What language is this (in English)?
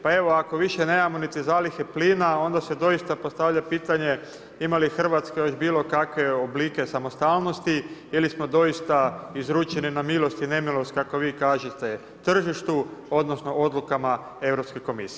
Croatian